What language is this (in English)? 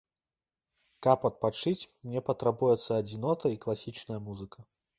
Belarusian